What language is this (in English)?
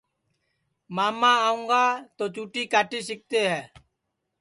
Sansi